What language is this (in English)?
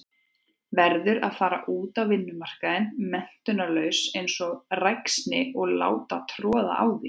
Icelandic